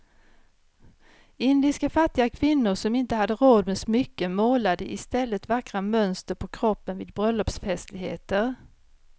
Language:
Swedish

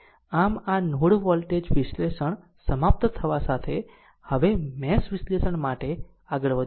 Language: Gujarati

